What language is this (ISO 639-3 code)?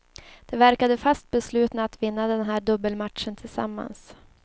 swe